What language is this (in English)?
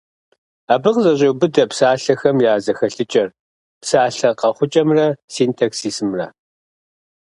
Kabardian